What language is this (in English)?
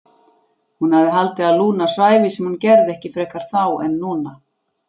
Icelandic